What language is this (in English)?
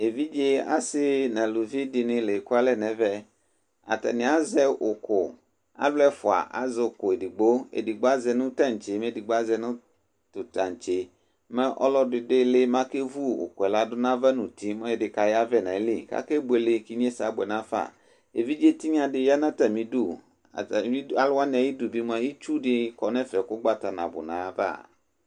Ikposo